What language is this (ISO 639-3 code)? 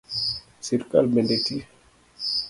luo